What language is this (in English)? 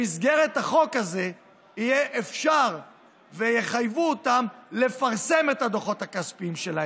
Hebrew